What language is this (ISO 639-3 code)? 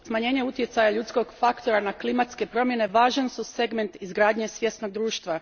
hrv